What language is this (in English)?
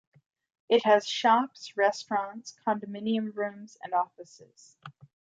English